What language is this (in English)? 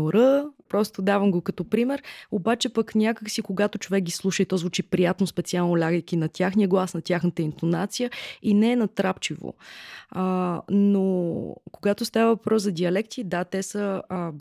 Bulgarian